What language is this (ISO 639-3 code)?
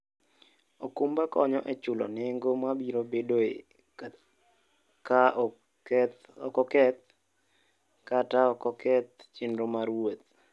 luo